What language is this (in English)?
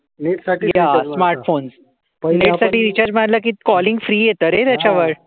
Marathi